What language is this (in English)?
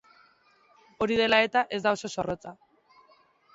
Basque